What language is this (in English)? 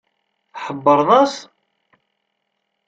Kabyle